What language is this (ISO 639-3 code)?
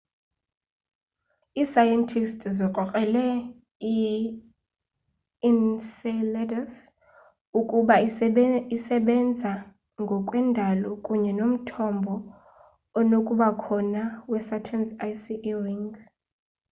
xho